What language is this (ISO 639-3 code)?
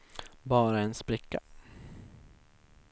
swe